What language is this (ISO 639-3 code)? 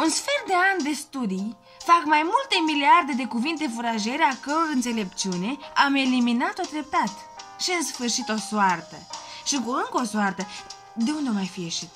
ron